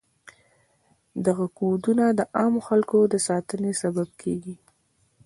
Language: Pashto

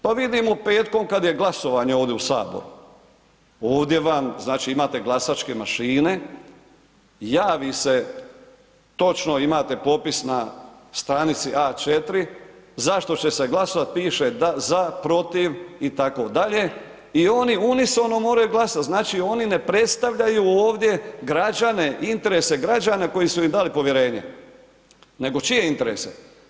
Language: Croatian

